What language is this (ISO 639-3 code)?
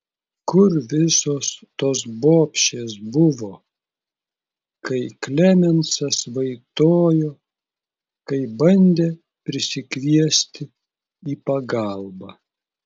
lit